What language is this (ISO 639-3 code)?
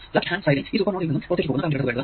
mal